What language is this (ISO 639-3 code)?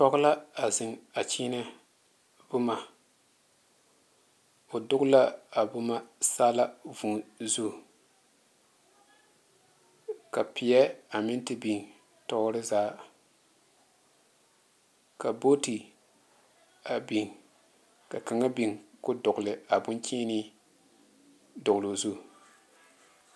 dga